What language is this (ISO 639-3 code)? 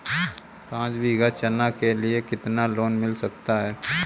hin